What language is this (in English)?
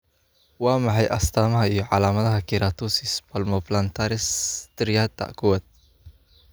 Somali